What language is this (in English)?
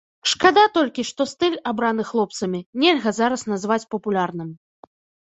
Belarusian